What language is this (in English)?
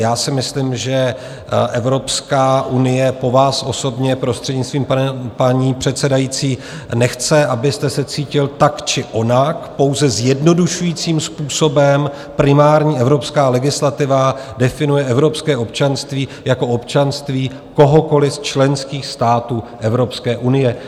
Czech